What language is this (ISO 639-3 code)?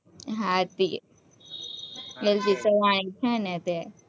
guj